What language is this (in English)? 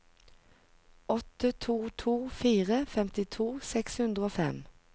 Norwegian